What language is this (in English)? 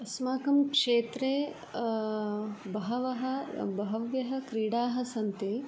Sanskrit